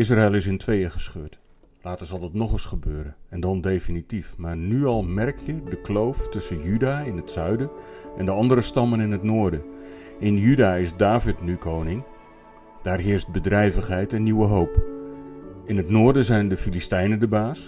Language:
Dutch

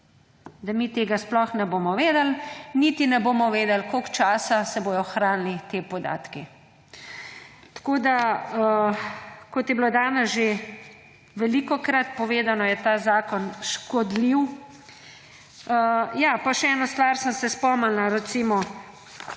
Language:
Slovenian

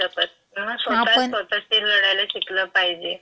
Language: Marathi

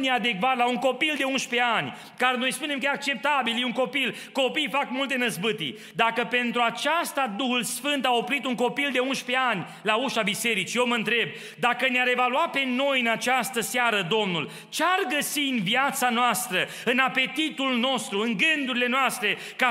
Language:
Romanian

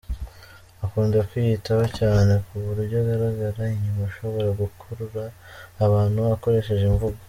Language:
Kinyarwanda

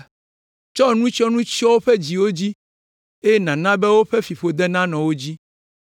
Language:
Ewe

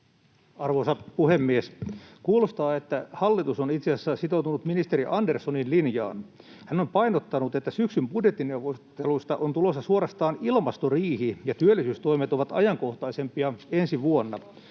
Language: Finnish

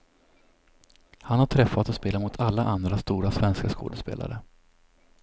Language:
Swedish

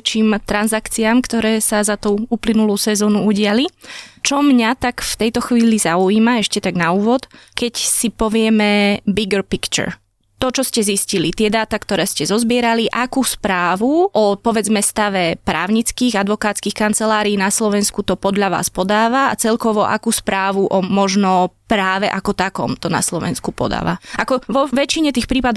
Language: Slovak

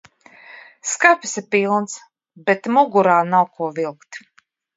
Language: Latvian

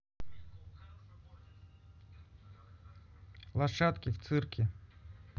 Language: Russian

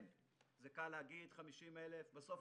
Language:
Hebrew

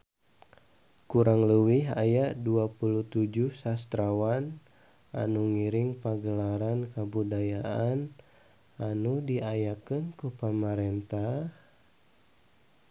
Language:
Sundanese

